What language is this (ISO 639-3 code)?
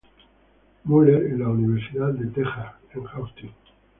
spa